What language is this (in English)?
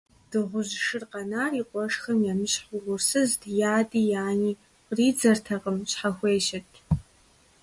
Kabardian